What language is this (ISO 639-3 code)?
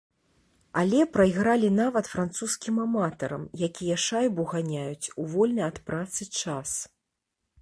bel